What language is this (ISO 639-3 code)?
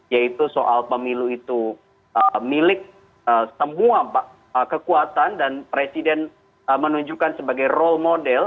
ind